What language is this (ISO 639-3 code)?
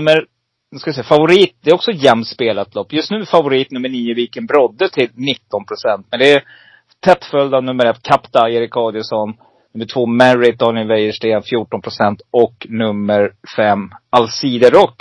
swe